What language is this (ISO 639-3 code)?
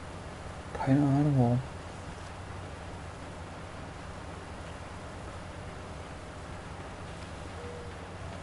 deu